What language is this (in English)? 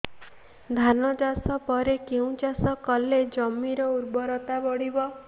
Odia